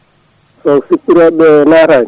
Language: Fula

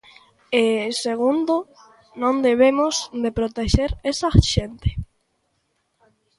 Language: Galician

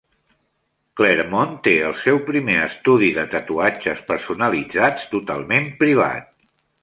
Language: Catalan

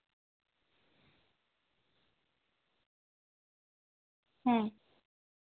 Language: Santali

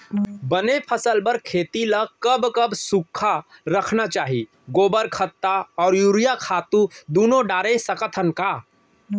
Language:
Chhattisgarhi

